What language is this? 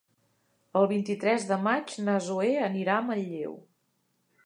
Catalan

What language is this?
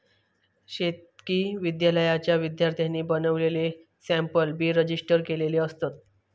Marathi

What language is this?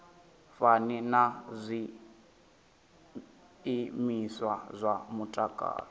Venda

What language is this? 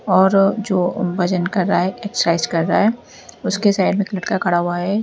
Hindi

